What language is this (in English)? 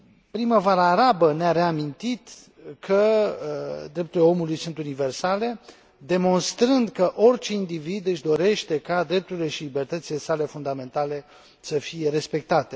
Romanian